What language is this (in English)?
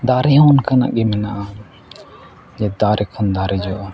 Santali